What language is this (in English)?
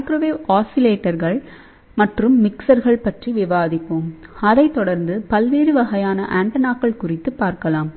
Tamil